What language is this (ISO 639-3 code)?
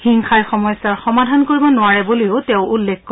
asm